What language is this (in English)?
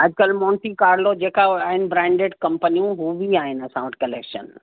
Sindhi